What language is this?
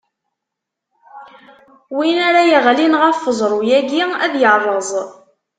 Kabyle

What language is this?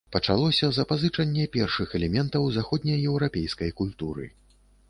Belarusian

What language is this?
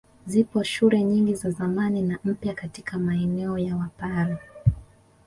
Swahili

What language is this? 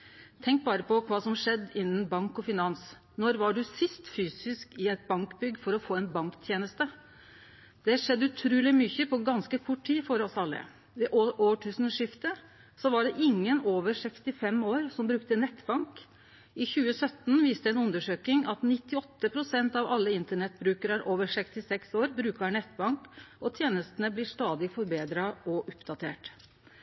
Norwegian Nynorsk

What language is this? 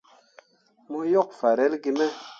Mundang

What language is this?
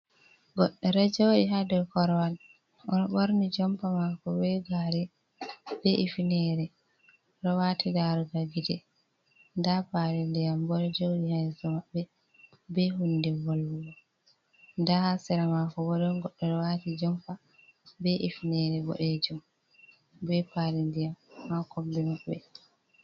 Fula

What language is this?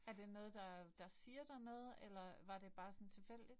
Danish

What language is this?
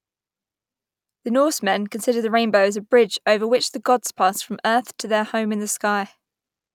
English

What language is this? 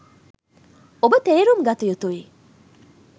Sinhala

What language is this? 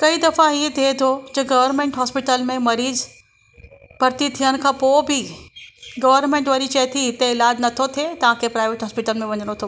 Sindhi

